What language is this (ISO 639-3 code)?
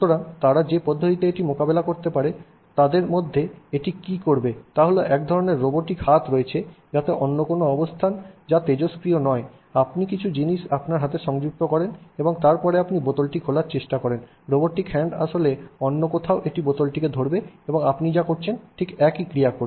ben